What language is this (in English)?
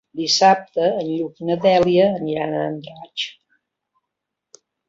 Catalan